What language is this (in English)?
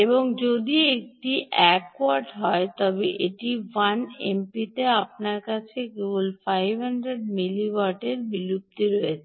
Bangla